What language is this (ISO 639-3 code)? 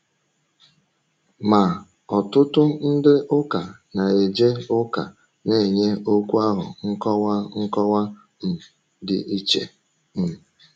ibo